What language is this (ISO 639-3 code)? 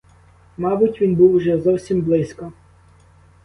ukr